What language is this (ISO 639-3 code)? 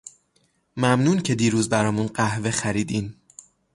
fas